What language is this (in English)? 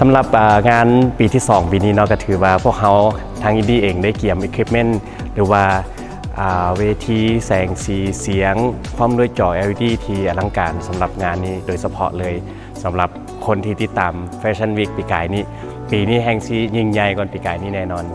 Thai